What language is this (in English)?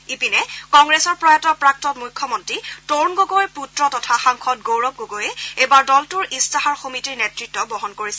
Assamese